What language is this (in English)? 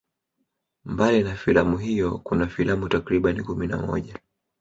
Swahili